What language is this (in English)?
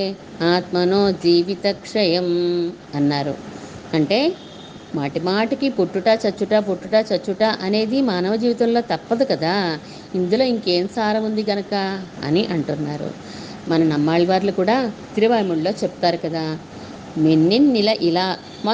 Telugu